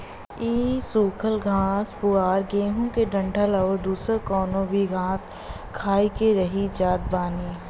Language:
Bhojpuri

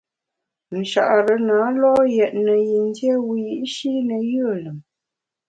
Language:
Bamun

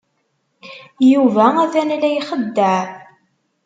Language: Kabyle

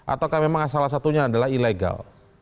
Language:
Indonesian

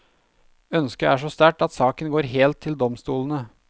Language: Norwegian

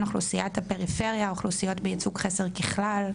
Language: Hebrew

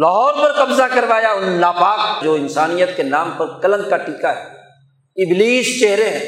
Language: Urdu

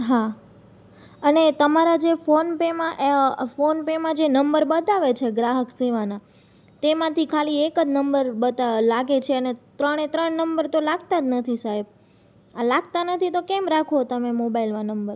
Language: Gujarati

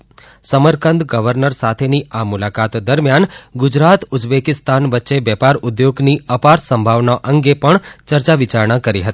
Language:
Gujarati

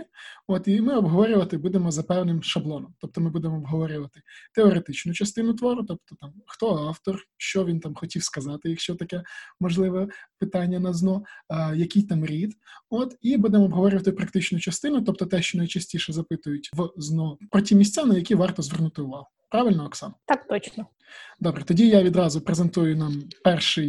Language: Ukrainian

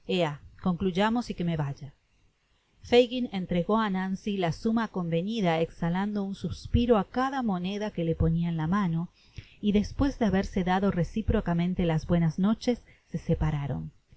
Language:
Spanish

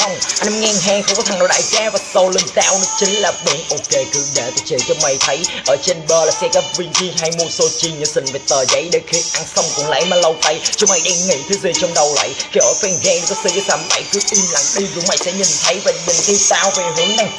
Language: Vietnamese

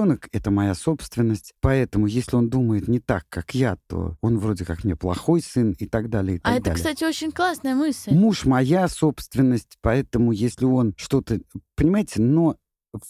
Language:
Russian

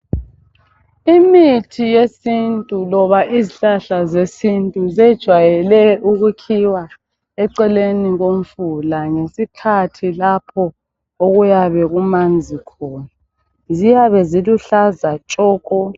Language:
North Ndebele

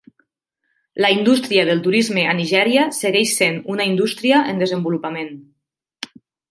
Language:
Catalan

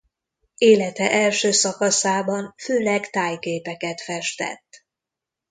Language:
Hungarian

